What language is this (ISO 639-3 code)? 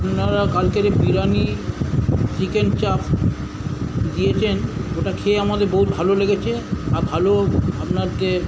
ben